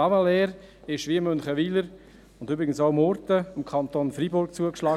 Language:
Swiss German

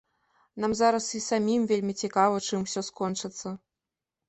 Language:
Belarusian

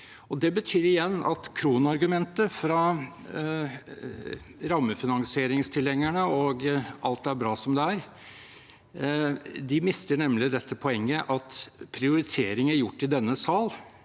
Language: Norwegian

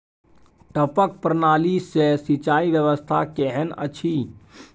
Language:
Maithili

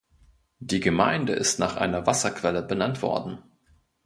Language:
German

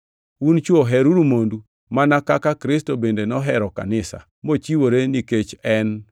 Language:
Luo (Kenya and Tanzania)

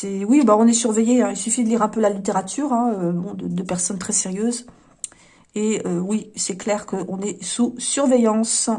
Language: French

